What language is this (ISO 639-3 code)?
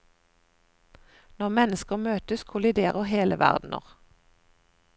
nor